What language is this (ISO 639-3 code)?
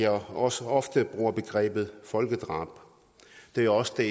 dan